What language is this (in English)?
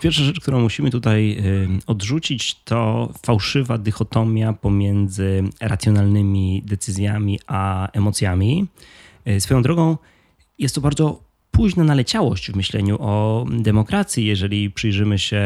Polish